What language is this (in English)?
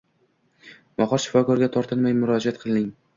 Uzbek